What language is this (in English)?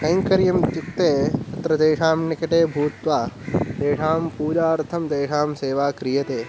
Sanskrit